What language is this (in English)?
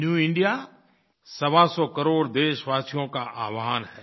Hindi